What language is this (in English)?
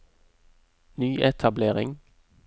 Norwegian